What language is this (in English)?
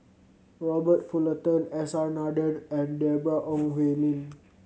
English